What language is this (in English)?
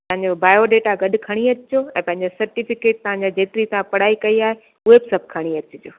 Sindhi